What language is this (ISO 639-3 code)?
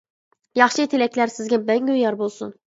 uig